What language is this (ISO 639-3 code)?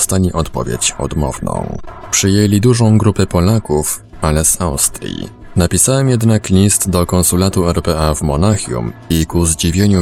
pol